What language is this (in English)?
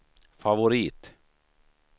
Swedish